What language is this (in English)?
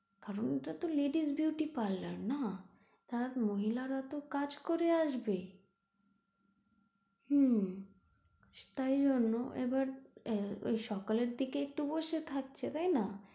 Bangla